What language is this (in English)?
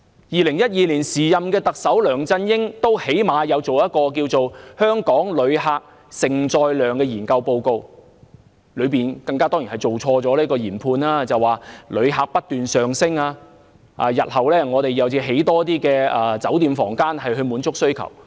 Cantonese